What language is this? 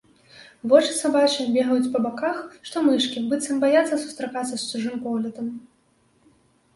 Belarusian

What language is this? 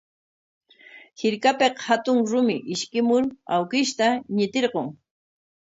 Corongo Ancash Quechua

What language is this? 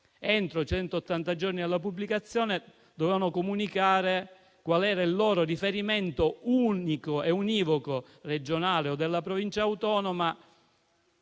Italian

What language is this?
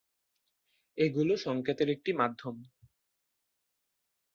Bangla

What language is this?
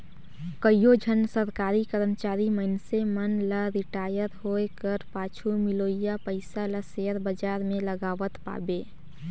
Chhattisgarhi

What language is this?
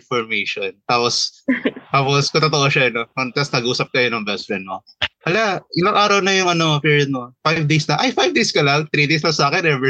Filipino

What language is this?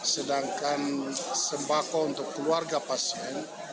Indonesian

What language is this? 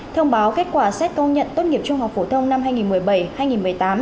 Vietnamese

